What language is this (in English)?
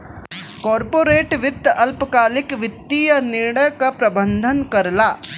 Bhojpuri